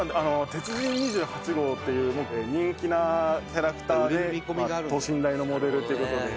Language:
Japanese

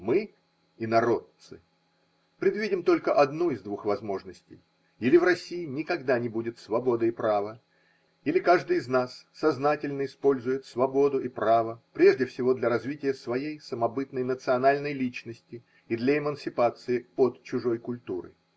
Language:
Russian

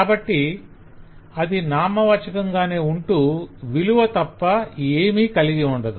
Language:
Telugu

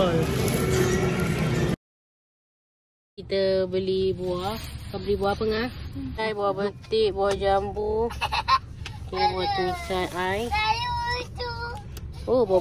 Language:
Malay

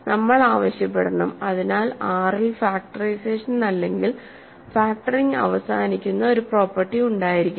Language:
Malayalam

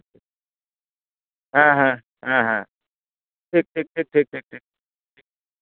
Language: Santali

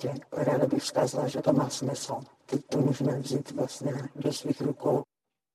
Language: Czech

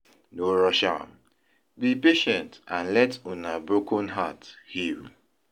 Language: Nigerian Pidgin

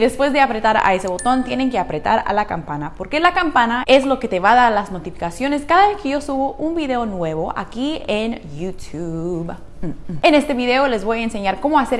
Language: Spanish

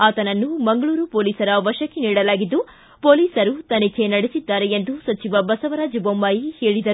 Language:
Kannada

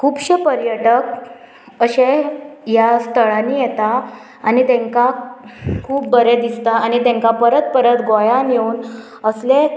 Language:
Konkani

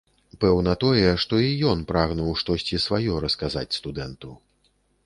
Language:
Belarusian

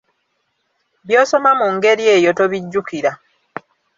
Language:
Ganda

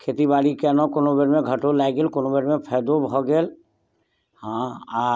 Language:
Maithili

